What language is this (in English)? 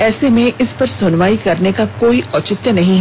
Hindi